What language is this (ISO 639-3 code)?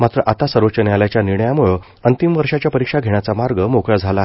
mar